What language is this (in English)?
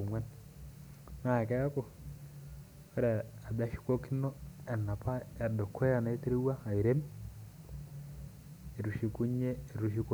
Masai